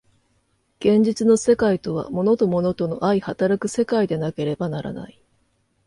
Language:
Japanese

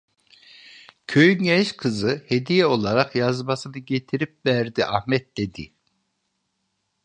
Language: Turkish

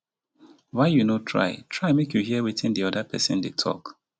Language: Nigerian Pidgin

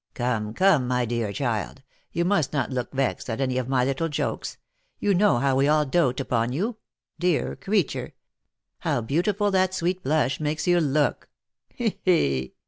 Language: English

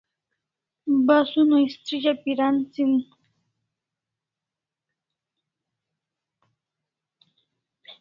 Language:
Kalasha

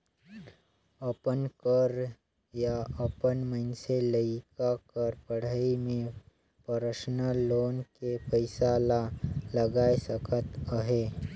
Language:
Chhattisgarhi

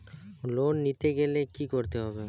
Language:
Bangla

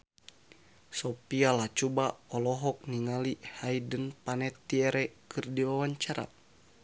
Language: Sundanese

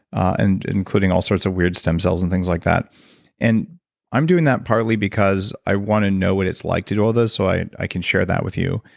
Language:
English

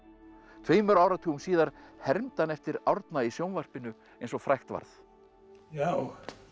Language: Icelandic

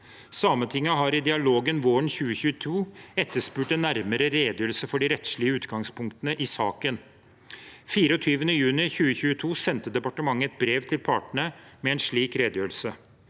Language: Norwegian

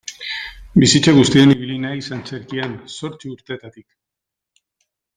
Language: Basque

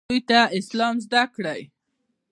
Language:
Pashto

